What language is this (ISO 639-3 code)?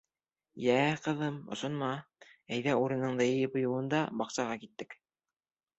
bak